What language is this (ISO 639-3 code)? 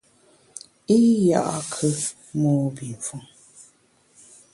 bax